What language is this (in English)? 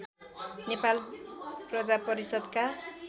Nepali